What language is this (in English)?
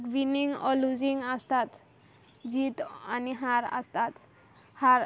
Konkani